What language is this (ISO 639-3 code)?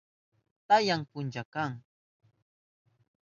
qup